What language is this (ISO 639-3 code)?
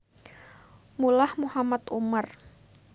jav